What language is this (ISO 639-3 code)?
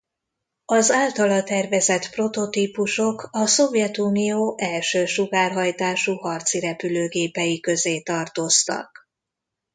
hun